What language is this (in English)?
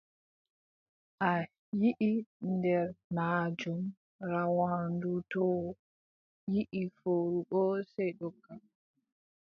Adamawa Fulfulde